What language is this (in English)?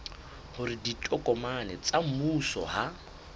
Southern Sotho